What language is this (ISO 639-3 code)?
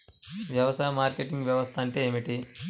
tel